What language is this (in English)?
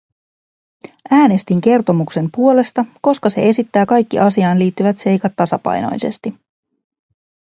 Finnish